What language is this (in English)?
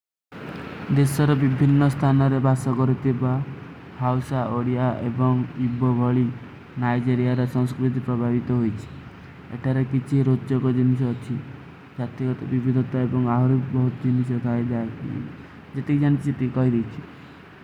Kui (India)